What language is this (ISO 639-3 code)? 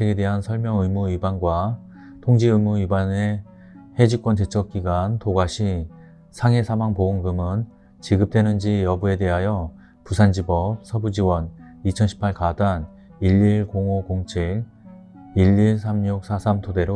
kor